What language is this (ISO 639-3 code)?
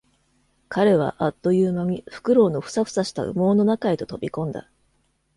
jpn